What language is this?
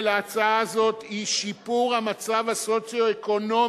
Hebrew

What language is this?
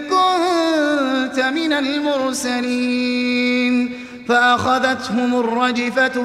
Arabic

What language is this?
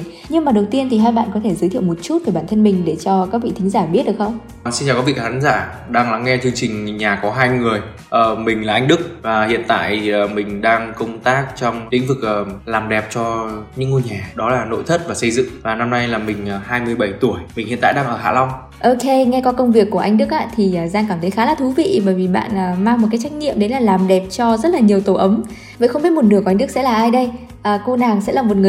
Vietnamese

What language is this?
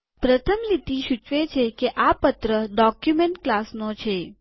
Gujarati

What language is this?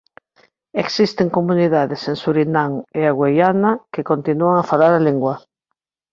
Galician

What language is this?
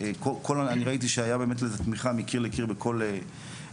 Hebrew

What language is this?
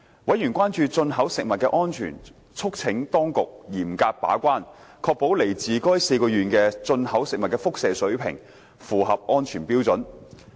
Cantonese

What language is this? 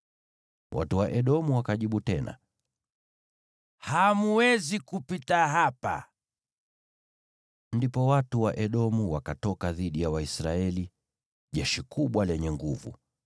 Swahili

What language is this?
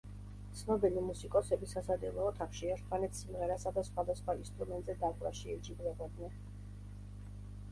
Georgian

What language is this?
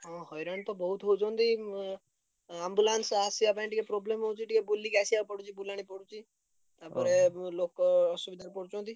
Odia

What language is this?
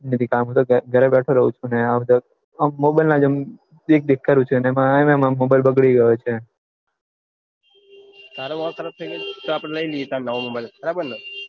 Gujarati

